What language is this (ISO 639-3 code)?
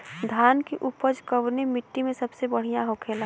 bho